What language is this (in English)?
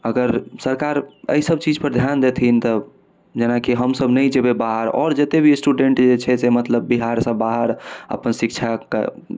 Maithili